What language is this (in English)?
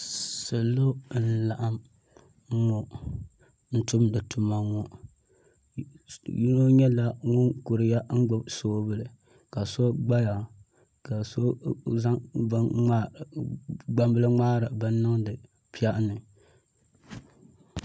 Dagbani